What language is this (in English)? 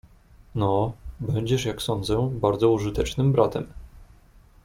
Polish